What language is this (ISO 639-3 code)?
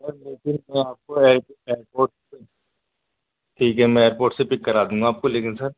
urd